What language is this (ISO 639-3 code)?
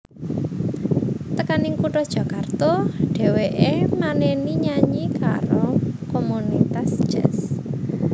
jav